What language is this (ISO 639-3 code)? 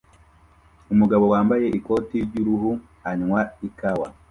kin